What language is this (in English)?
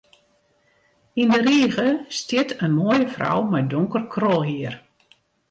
Western Frisian